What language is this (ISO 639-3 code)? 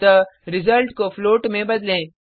hin